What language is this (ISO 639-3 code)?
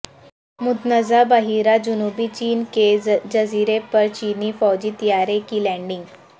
urd